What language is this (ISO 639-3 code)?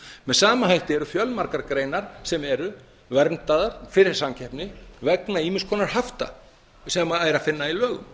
isl